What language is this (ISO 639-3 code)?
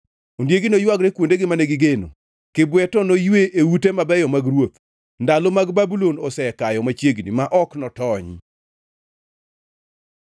luo